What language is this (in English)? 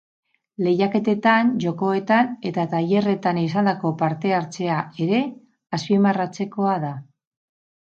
Basque